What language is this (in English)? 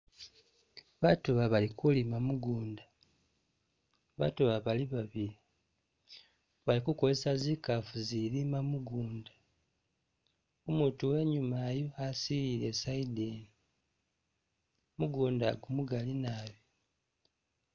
Masaaba